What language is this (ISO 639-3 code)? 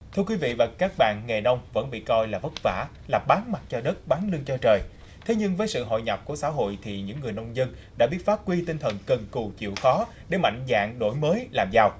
vie